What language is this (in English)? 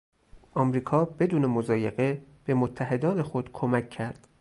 Persian